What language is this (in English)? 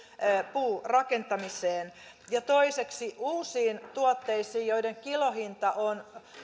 Finnish